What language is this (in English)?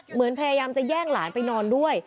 Thai